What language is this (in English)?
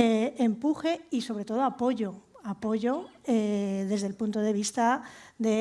Spanish